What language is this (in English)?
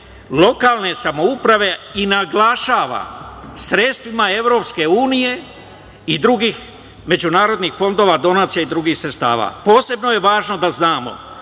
Serbian